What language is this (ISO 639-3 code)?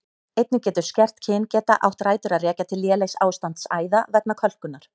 isl